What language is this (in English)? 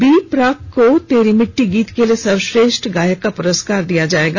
Hindi